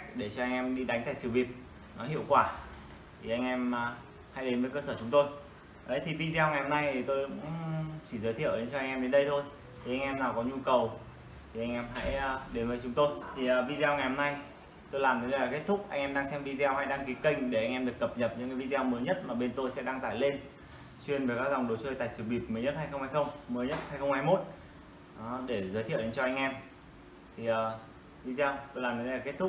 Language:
Vietnamese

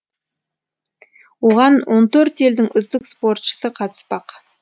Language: Kazakh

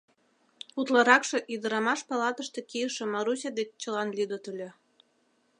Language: Mari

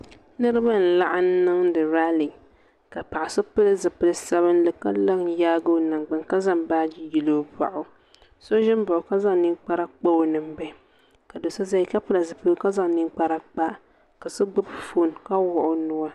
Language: Dagbani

